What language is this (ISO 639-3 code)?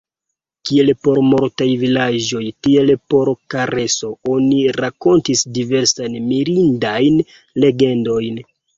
epo